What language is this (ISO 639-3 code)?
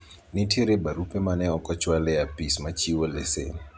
luo